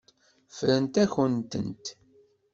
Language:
Kabyle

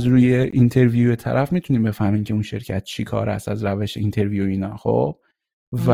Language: Persian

